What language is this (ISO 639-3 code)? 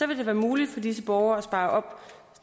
dan